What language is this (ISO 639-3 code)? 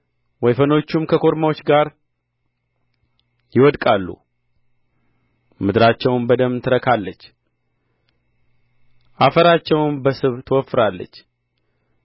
amh